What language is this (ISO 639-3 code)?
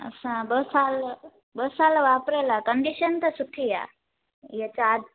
snd